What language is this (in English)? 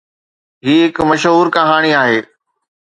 Sindhi